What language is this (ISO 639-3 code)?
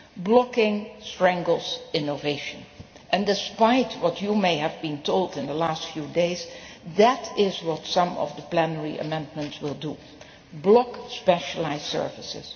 eng